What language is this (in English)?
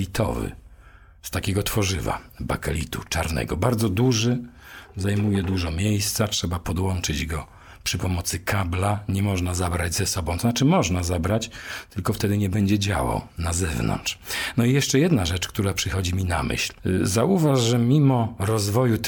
Polish